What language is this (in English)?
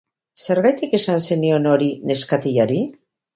Basque